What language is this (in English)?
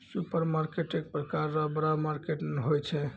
Maithili